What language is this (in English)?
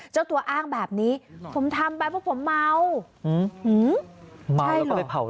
Thai